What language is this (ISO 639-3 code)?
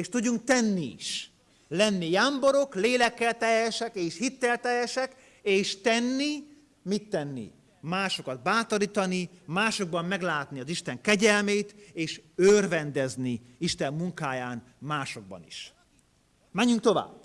hun